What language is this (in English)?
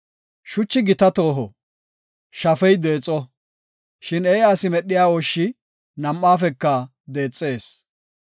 Gofa